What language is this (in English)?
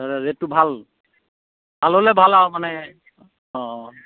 Assamese